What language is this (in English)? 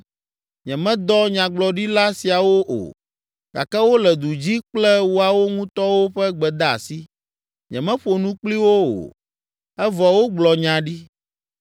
Ewe